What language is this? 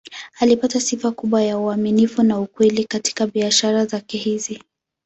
Swahili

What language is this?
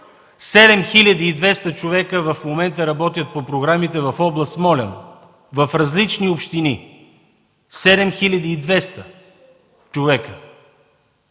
Bulgarian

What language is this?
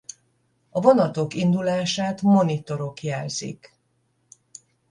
Hungarian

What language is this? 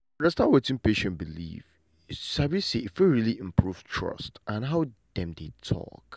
Nigerian Pidgin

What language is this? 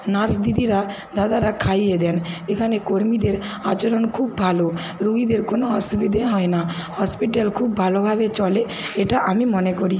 Bangla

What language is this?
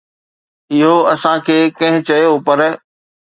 Sindhi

